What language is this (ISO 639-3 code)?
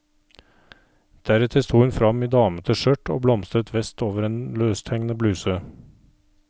nor